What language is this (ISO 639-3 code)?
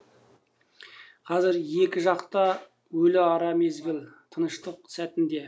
kaz